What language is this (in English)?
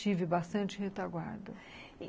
Portuguese